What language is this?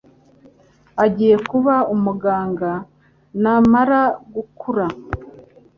Kinyarwanda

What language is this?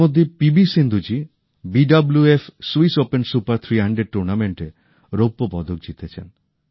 Bangla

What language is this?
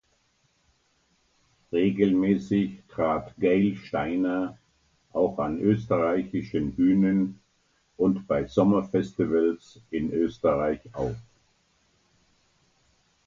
German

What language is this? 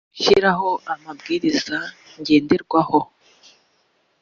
Kinyarwanda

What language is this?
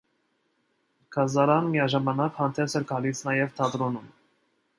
Armenian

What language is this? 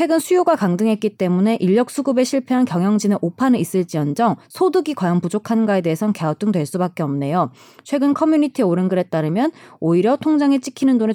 Korean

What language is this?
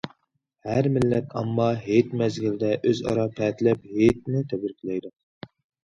Uyghur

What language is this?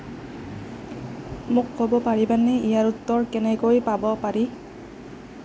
Assamese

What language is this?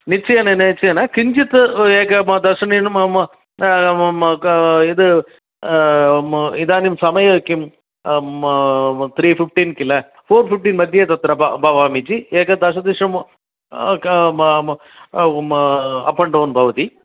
Sanskrit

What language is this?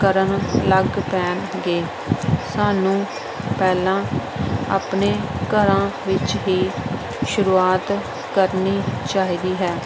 Punjabi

